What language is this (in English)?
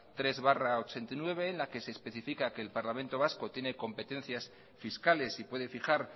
Spanish